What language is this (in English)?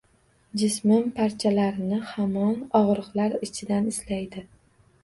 Uzbek